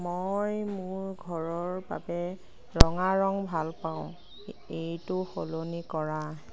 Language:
Assamese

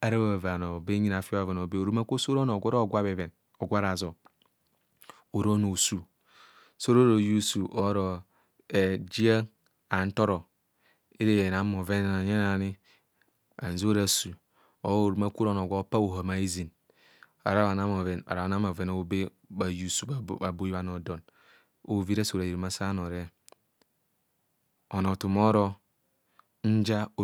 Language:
Kohumono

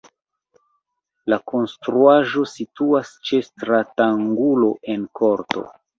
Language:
Esperanto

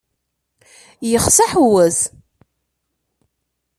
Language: Kabyle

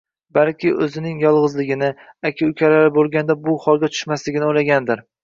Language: Uzbek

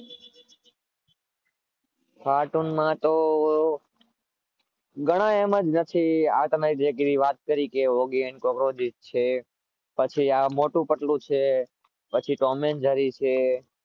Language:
Gujarati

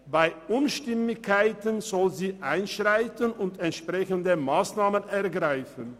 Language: Swiss German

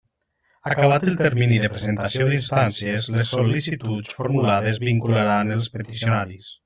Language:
Catalan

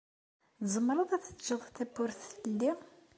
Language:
Kabyle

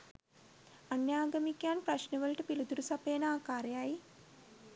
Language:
Sinhala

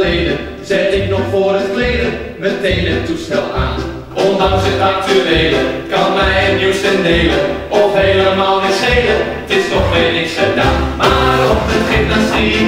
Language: Dutch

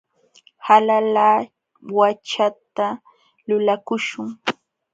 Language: Jauja Wanca Quechua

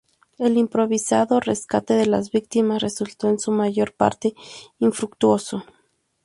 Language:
Spanish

